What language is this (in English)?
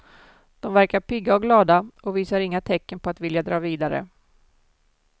Swedish